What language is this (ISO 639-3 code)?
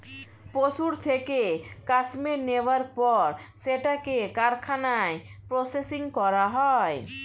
ben